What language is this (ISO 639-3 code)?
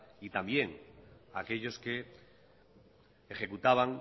spa